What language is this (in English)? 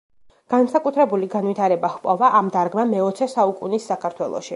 Georgian